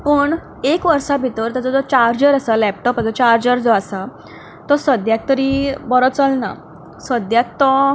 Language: Konkani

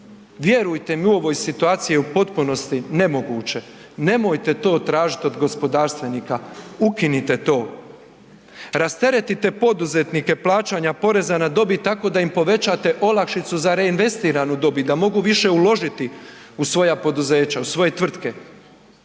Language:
Croatian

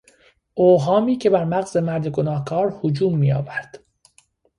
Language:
Persian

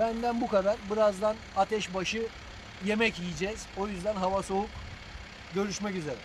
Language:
Turkish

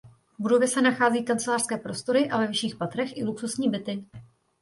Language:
Czech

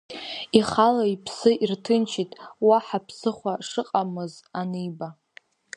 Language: Abkhazian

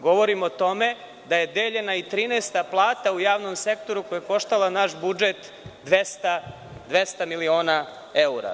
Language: Serbian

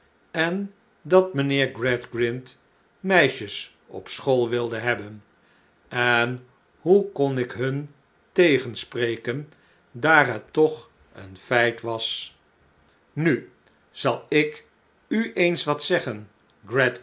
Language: Dutch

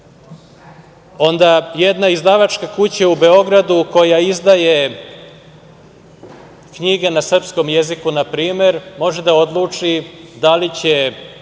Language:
Serbian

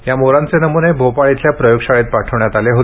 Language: Marathi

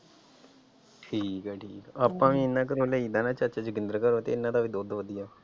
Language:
Punjabi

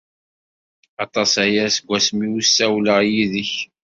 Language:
Kabyle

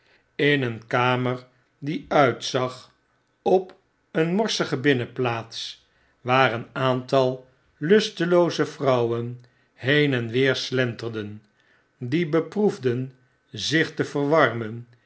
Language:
Dutch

